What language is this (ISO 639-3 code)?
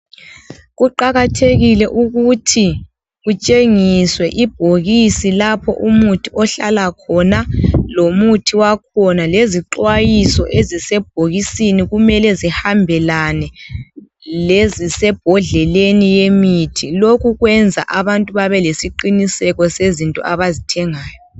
nde